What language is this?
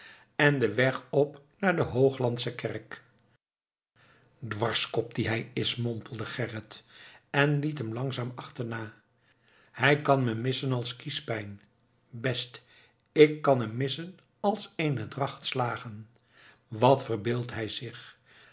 Dutch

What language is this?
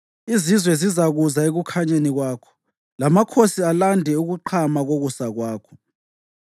North Ndebele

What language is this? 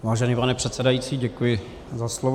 Czech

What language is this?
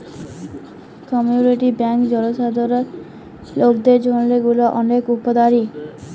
Bangla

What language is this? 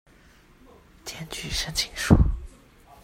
Chinese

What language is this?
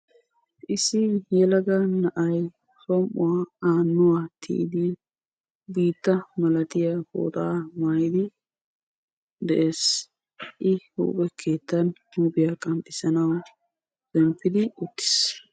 Wolaytta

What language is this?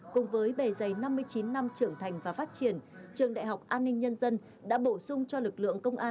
Vietnamese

